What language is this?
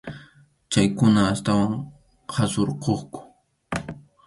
Arequipa-La Unión Quechua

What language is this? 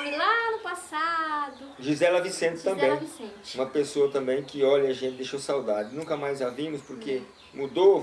Portuguese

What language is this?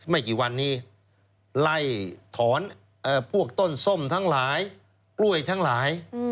Thai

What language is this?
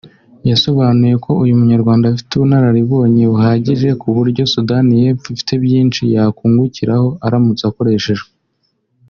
Kinyarwanda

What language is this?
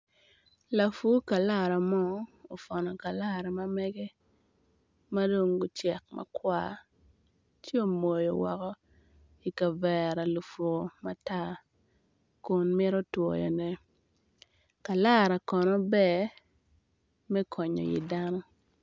Acoli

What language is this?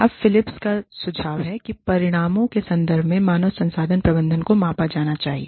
Hindi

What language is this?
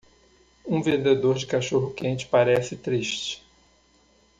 Portuguese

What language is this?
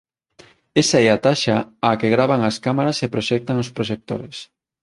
Galician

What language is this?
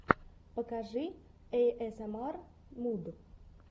Russian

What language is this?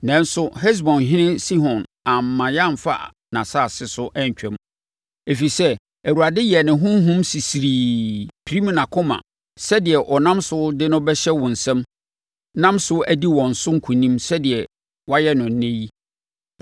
Akan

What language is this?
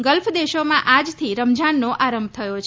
Gujarati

